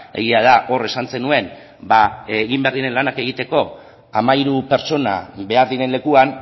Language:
Basque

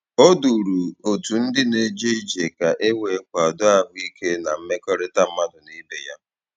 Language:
Igbo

